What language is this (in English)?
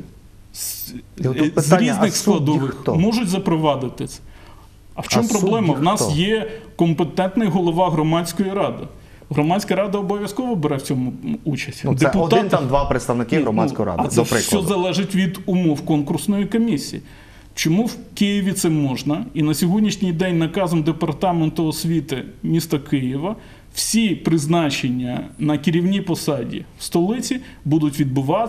Ukrainian